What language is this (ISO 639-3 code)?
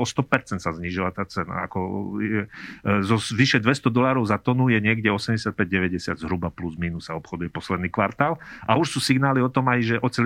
slk